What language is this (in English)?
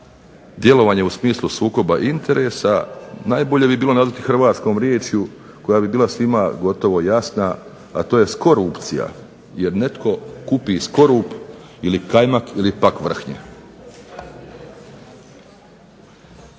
Croatian